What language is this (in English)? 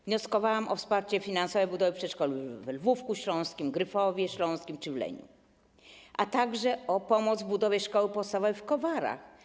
Polish